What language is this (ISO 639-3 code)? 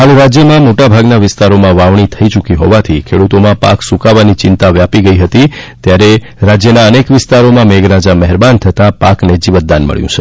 guj